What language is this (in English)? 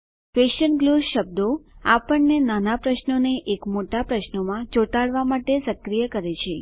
Gujarati